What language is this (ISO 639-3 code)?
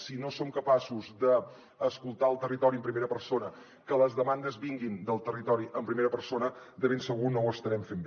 cat